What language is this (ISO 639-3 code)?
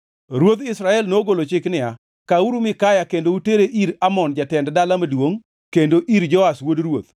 luo